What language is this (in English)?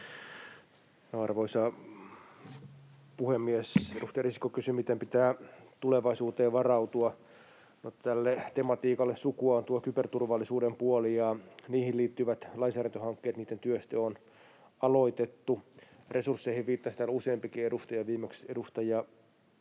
Finnish